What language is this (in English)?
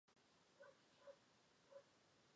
Chinese